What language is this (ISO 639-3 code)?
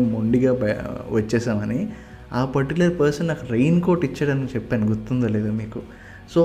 tel